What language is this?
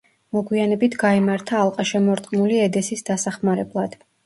Georgian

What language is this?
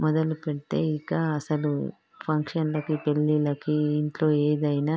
Telugu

